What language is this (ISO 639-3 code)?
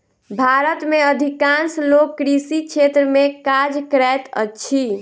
mai